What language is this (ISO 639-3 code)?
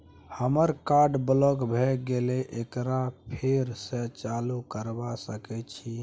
mai